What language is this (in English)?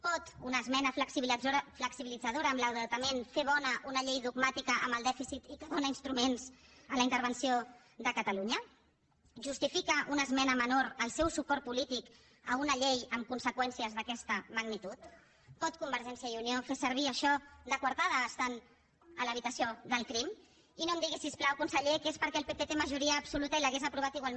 Catalan